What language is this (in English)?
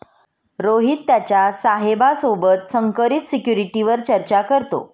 Marathi